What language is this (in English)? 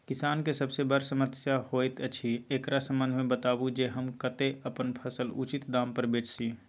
Maithili